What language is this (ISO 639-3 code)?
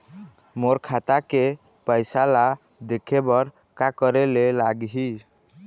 hne